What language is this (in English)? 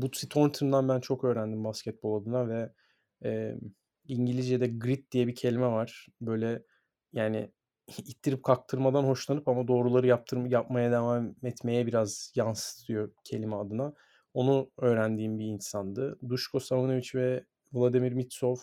Turkish